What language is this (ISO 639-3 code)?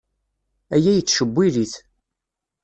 kab